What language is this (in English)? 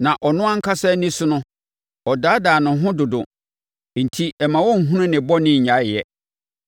Akan